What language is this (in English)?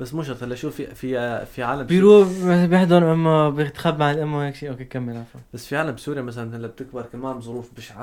Arabic